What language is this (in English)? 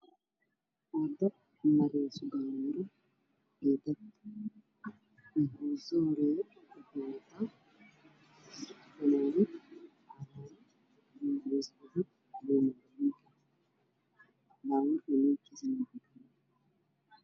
Somali